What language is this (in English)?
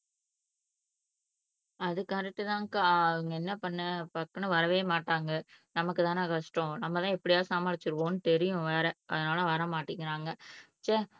Tamil